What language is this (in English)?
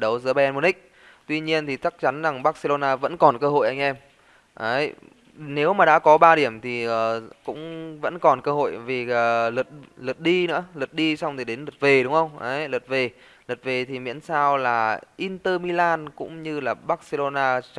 Vietnamese